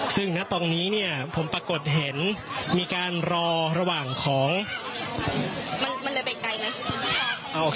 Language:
Thai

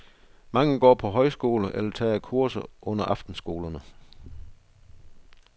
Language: Danish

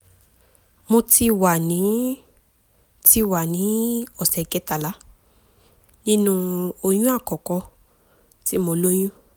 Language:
Yoruba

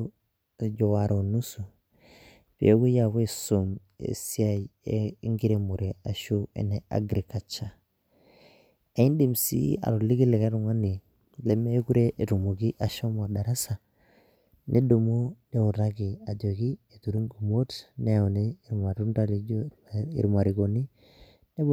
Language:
Masai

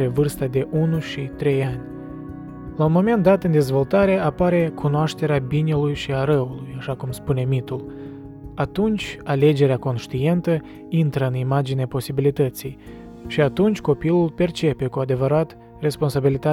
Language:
Romanian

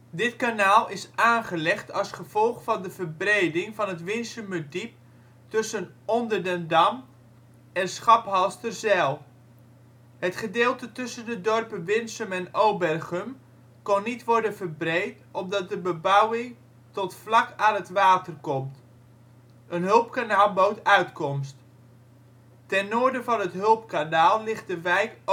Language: Dutch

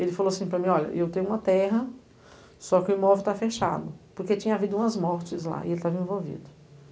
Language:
Portuguese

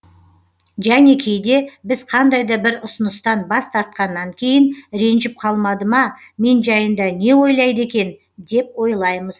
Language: Kazakh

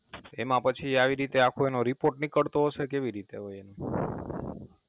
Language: Gujarati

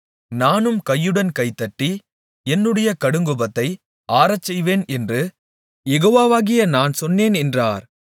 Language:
Tamil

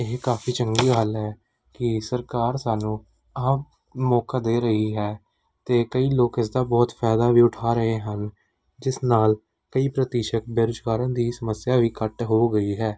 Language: Punjabi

